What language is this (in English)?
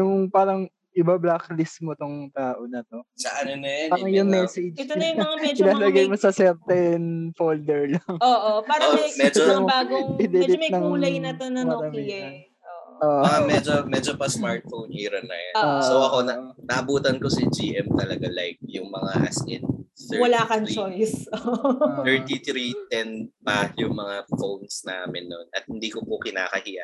Filipino